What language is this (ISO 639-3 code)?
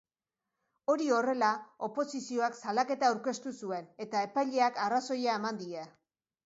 eus